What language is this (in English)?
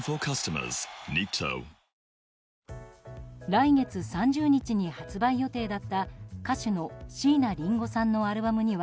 Japanese